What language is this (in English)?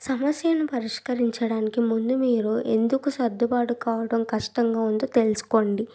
Telugu